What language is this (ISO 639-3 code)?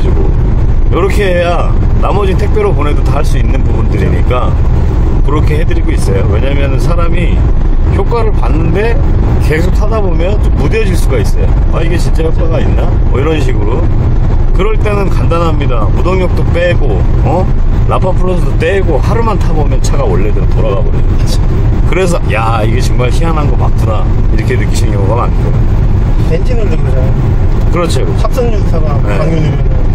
kor